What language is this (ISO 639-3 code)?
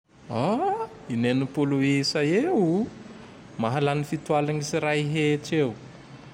tdx